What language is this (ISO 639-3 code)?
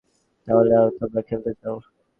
ben